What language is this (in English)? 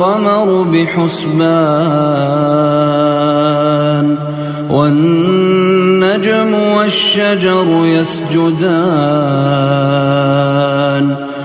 Arabic